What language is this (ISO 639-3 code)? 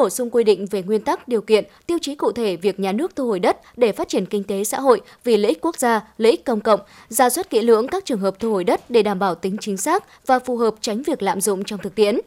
vie